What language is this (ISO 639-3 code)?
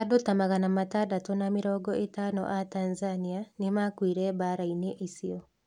kik